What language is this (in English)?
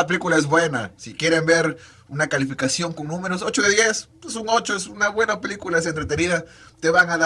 Spanish